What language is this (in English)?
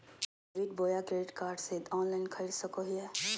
Magahi